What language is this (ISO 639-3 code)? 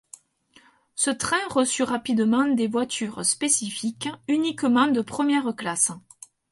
fra